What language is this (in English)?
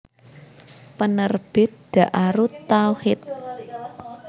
Javanese